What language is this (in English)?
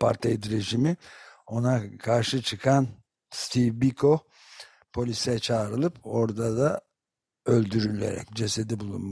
Turkish